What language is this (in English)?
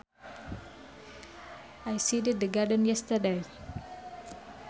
Sundanese